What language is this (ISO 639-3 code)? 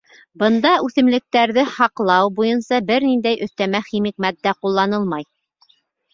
bak